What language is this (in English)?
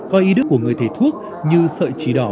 Vietnamese